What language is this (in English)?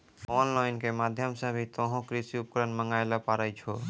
Maithili